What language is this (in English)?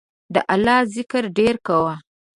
Pashto